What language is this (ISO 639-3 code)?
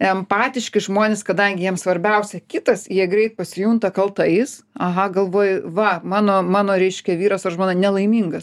lit